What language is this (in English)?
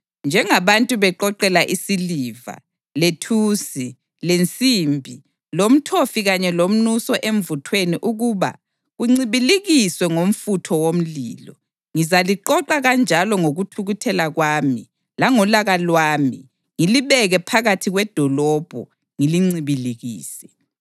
North Ndebele